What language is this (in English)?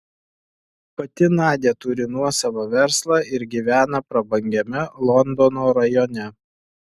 Lithuanian